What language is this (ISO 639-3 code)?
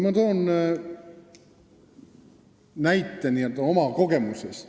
est